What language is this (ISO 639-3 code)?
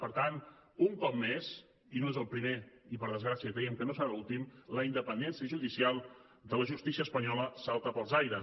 cat